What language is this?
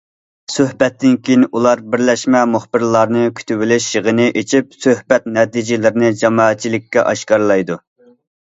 Uyghur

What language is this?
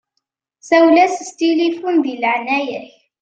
Kabyle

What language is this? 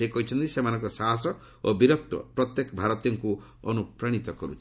Odia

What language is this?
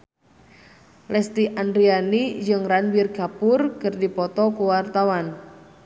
Sundanese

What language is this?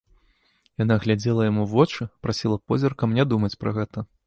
Belarusian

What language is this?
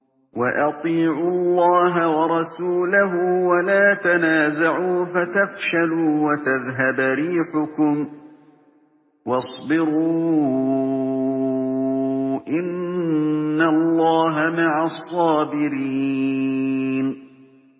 Arabic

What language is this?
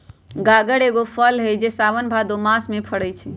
Magahi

